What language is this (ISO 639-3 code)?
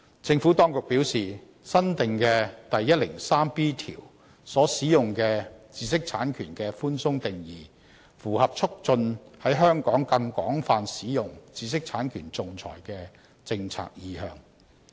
yue